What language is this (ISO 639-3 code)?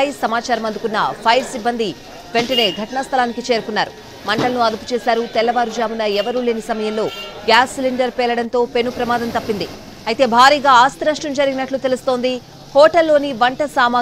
tel